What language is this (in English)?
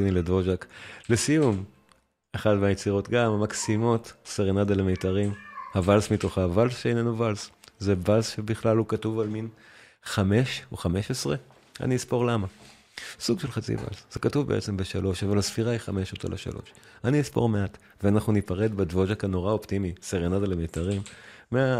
Hebrew